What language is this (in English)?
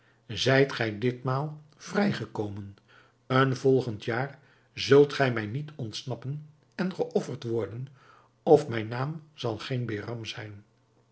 Dutch